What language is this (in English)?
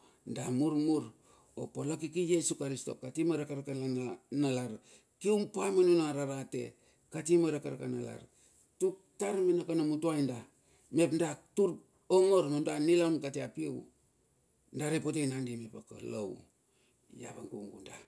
Bilur